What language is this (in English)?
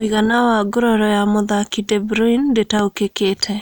Kikuyu